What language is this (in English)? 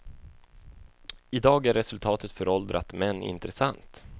Swedish